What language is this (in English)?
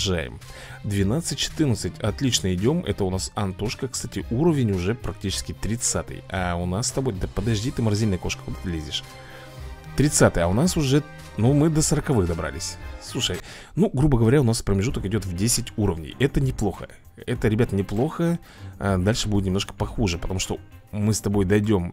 Russian